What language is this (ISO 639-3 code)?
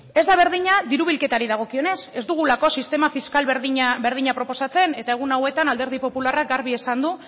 eus